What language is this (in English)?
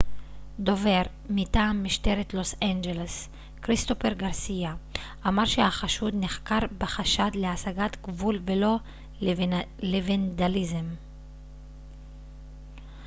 Hebrew